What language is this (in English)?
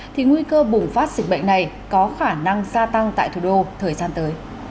Vietnamese